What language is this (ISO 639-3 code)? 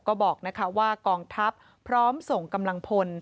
tha